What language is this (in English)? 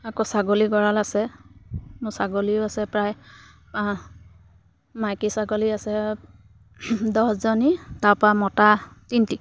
Assamese